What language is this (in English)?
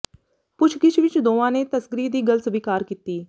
Punjabi